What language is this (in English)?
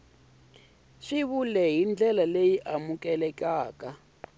Tsonga